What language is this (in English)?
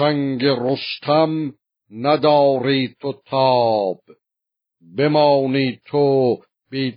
Persian